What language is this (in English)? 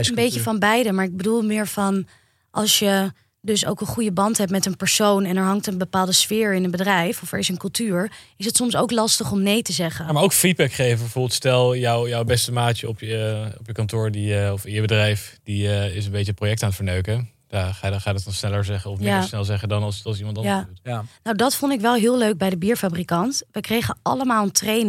Dutch